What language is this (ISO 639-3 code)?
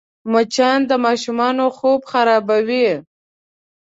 pus